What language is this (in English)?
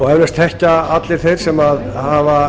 Icelandic